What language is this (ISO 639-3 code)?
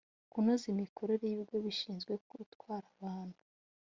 kin